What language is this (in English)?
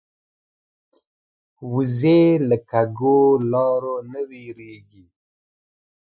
Pashto